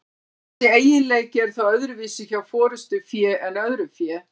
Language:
Icelandic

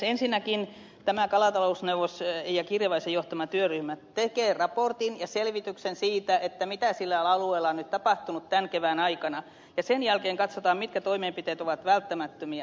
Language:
Finnish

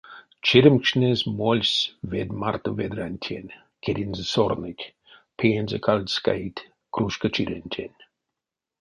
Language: Erzya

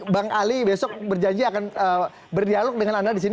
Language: Indonesian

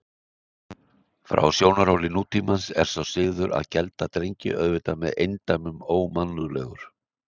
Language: Icelandic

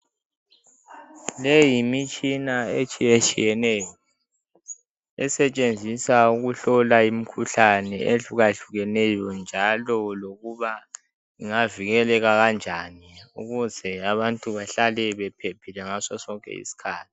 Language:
North Ndebele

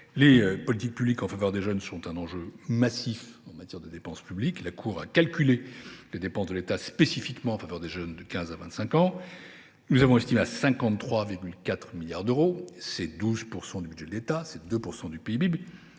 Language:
French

